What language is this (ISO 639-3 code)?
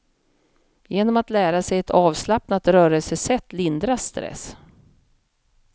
swe